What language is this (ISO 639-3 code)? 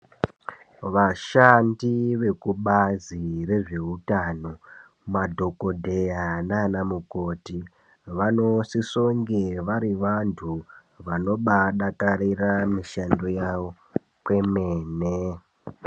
ndc